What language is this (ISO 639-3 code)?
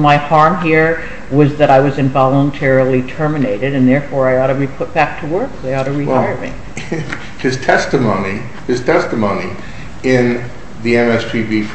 eng